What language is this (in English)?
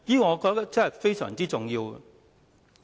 Cantonese